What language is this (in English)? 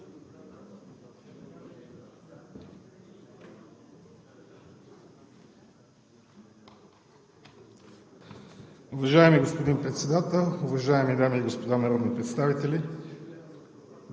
Bulgarian